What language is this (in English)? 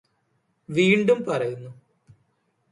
Malayalam